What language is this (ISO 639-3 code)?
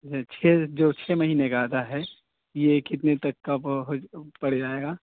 urd